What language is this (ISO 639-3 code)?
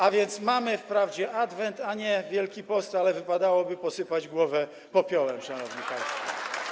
pol